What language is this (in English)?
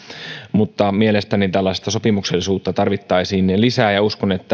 Finnish